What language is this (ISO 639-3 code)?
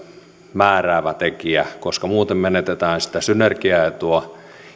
fin